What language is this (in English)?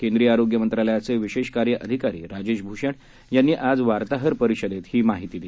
Marathi